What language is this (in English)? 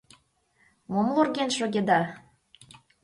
Mari